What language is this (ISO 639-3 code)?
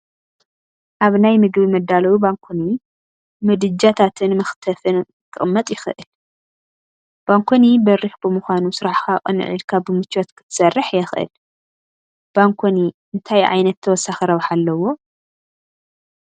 tir